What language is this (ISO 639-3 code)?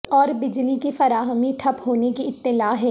urd